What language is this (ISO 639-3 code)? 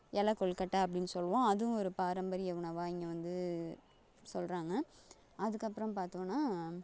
tam